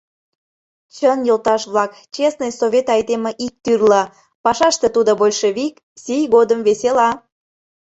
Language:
Mari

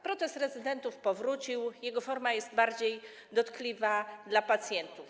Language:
Polish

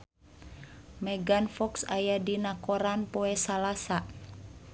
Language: Sundanese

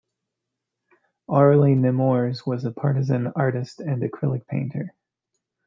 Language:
English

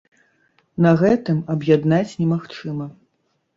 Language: Belarusian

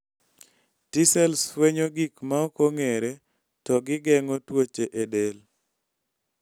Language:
Luo (Kenya and Tanzania)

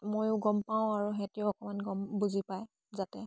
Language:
Assamese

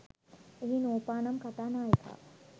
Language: Sinhala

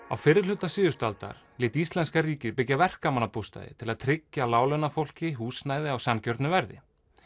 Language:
Icelandic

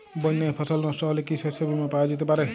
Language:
Bangla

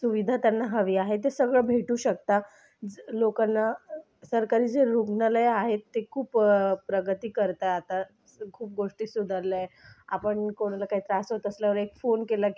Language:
Marathi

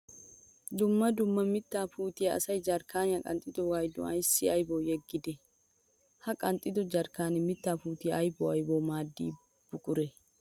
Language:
Wolaytta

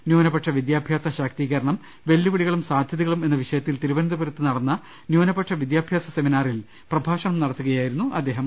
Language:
Malayalam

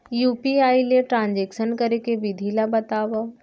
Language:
Chhattisgarhi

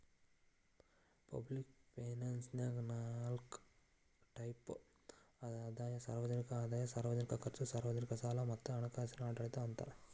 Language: Kannada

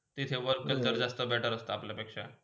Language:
Marathi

